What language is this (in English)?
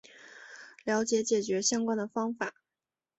Chinese